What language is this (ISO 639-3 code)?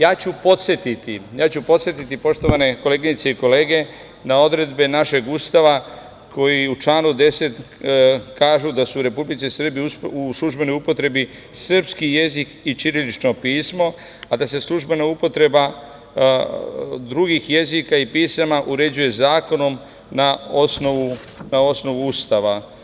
srp